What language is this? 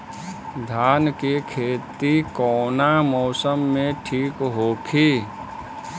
Bhojpuri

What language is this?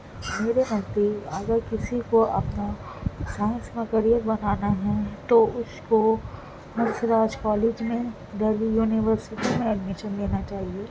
Urdu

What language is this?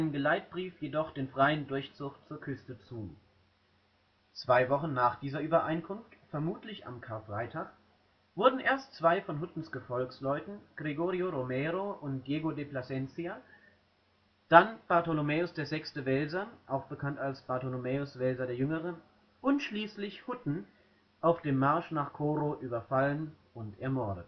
German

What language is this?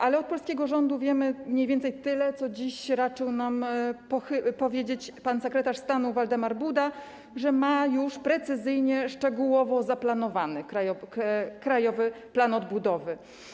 Polish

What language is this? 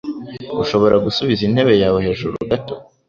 Kinyarwanda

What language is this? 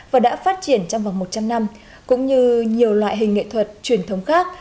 Vietnamese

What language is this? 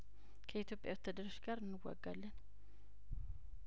Amharic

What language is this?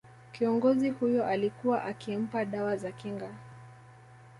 Swahili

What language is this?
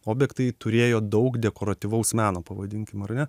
Lithuanian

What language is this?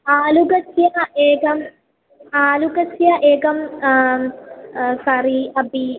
Sanskrit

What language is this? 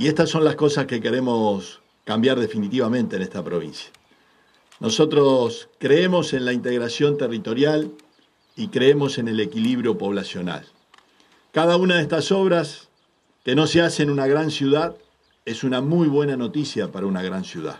Spanish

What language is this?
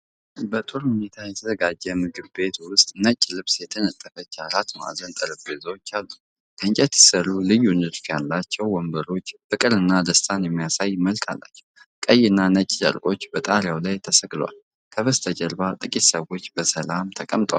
Amharic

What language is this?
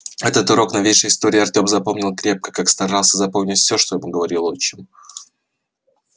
Russian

